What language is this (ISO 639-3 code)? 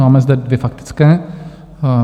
ces